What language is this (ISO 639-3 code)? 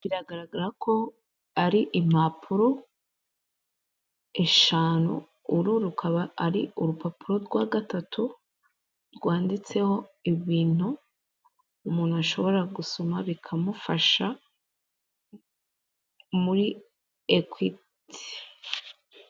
kin